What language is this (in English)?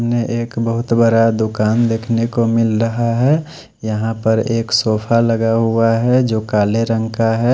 Hindi